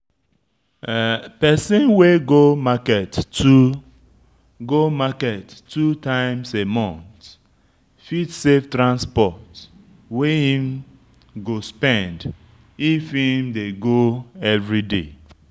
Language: Nigerian Pidgin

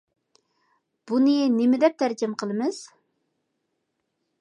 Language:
Uyghur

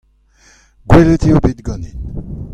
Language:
Breton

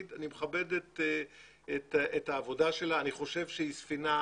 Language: Hebrew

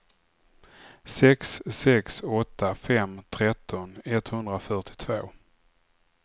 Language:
Swedish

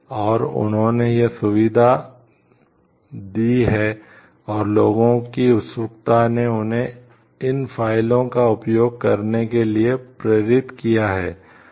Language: Hindi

